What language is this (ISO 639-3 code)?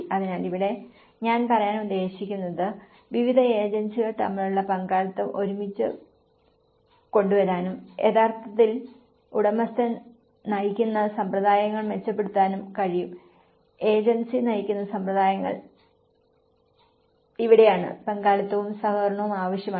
mal